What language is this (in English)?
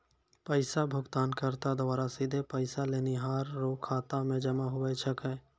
Maithili